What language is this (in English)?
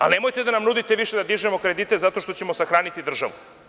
Serbian